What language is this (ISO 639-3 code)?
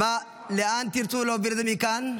heb